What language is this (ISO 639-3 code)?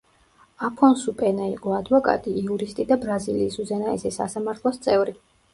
kat